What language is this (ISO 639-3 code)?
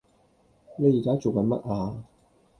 yue